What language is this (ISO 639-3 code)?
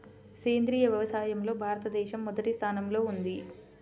tel